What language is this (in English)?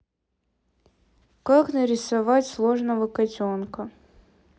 Russian